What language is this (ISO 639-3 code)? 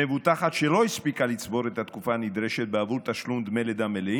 heb